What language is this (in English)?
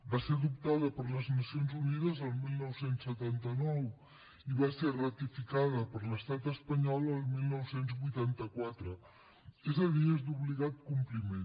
Catalan